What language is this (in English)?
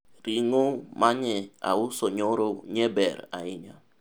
Luo (Kenya and Tanzania)